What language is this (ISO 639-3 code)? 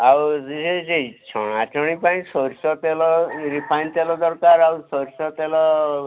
ori